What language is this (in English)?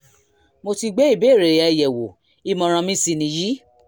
Yoruba